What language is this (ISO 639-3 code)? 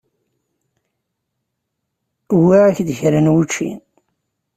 kab